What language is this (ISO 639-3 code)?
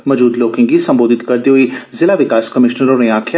doi